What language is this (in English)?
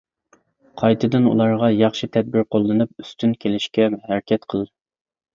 Uyghur